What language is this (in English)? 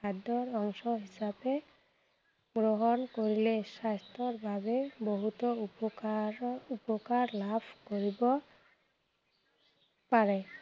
Assamese